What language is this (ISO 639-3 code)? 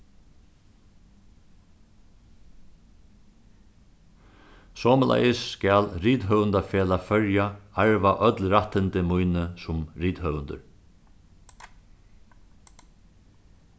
fao